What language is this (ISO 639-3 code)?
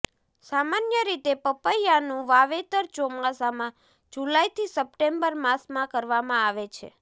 guj